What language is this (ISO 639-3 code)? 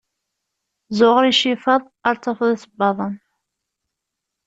kab